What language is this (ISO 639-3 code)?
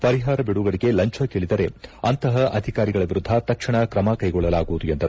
kan